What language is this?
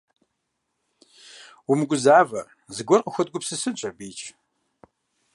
Kabardian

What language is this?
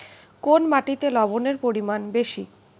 Bangla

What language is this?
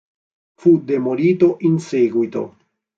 Italian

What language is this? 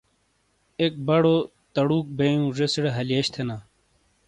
Shina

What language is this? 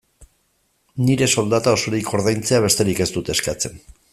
Basque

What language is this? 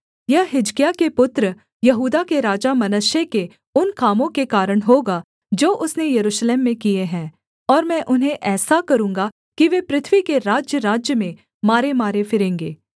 Hindi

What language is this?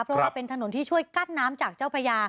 Thai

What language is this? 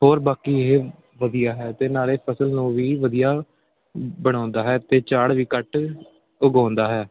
Punjabi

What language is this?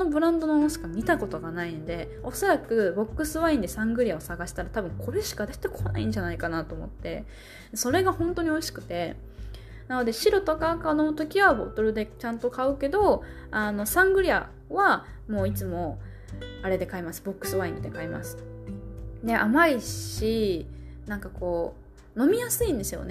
Japanese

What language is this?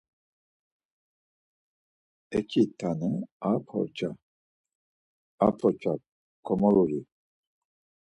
Laz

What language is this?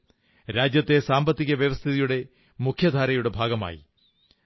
Malayalam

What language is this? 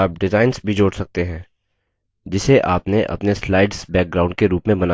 Hindi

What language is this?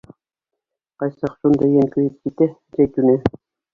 Bashkir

